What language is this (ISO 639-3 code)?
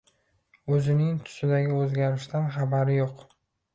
uzb